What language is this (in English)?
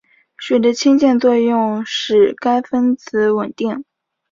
Chinese